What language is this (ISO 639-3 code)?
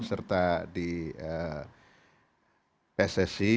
ind